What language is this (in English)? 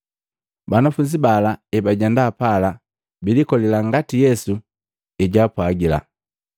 Matengo